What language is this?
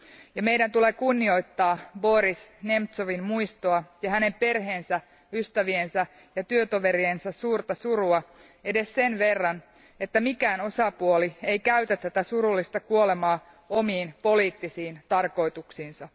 Finnish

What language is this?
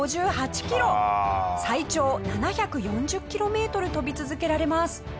Japanese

